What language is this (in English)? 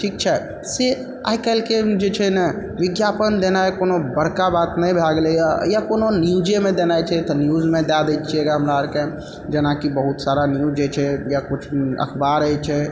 Maithili